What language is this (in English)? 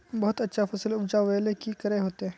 Magahi